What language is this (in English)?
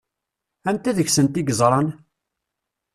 Kabyle